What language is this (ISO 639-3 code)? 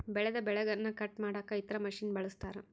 kan